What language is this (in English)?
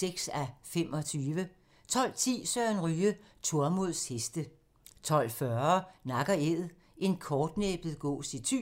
Danish